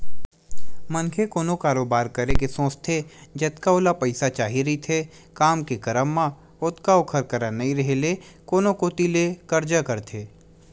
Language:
Chhattisgarhi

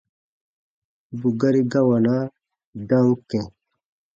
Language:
Baatonum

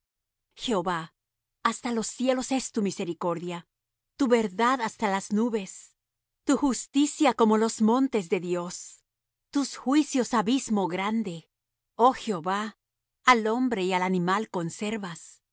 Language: Spanish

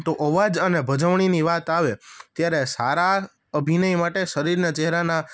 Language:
Gujarati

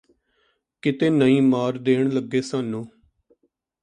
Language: Punjabi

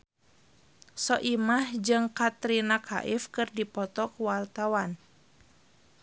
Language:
Sundanese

